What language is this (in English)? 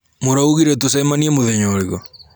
Kikuyu